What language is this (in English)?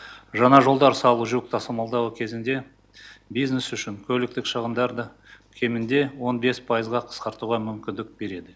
Kazakh